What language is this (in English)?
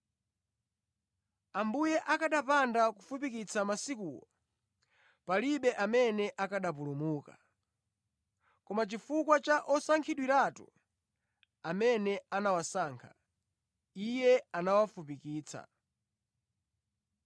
Nyanja